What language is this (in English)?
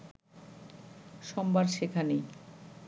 Bangla